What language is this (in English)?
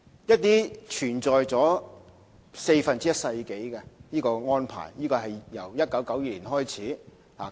Cantonese